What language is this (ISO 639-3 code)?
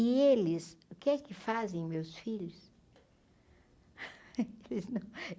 por